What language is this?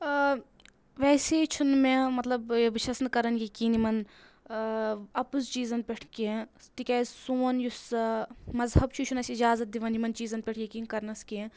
Kashmiri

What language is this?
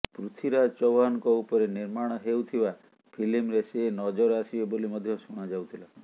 Odia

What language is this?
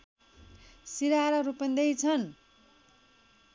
Nepali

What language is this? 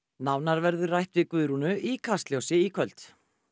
Icelandic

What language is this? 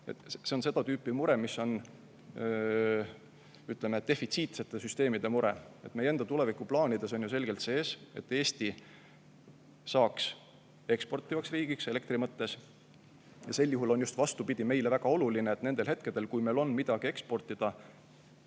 Estonian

